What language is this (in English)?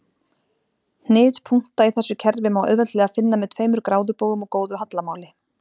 Icelandic